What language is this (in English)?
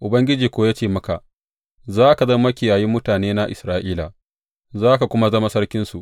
Hausa